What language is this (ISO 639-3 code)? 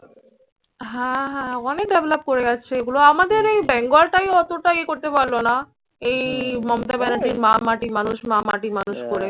ben